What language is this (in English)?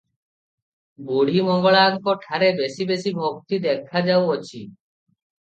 Odia